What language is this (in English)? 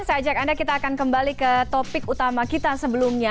Indonesian